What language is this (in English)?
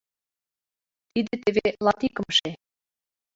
Mari